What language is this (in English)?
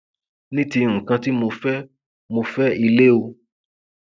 Yoruba